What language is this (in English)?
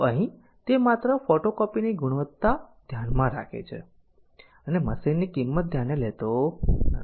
Gujarati